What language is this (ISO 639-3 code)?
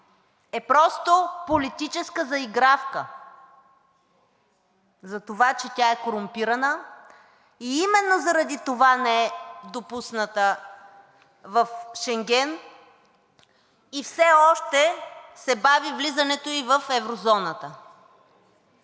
bul